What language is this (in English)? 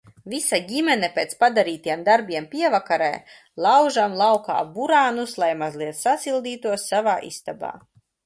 Latvian